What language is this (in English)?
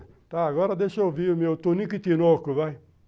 Portuguese